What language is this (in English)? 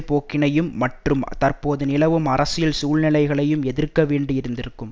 Tamil